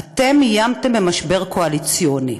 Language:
Hebrew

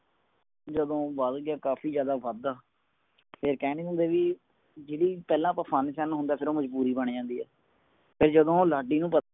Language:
Punjabi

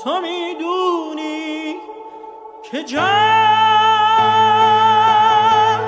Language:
Persian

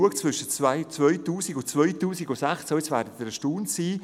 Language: Swiss German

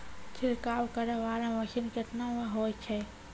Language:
Maithili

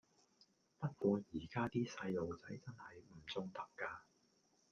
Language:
Cantonese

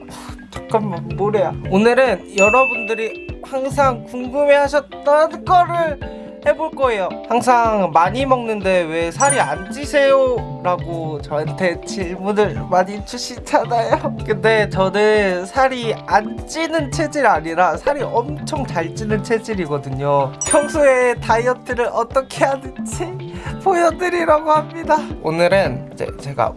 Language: Korean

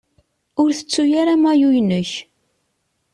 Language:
Kabyle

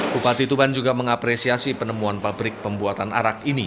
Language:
Indonesian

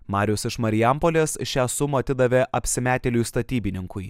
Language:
Lithuanian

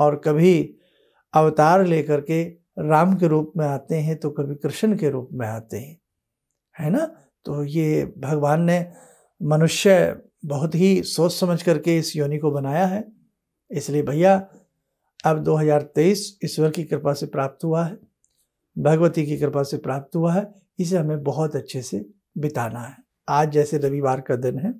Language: Hindi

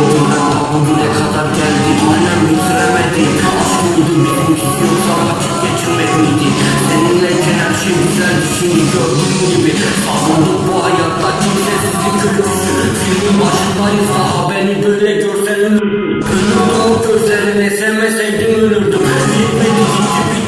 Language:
Turkish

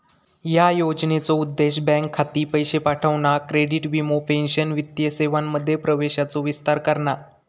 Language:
Marathi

